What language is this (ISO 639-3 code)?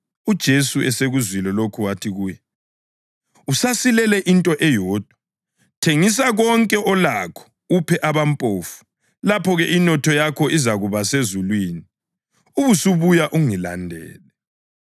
nde